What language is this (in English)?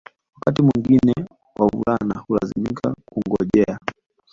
Swahili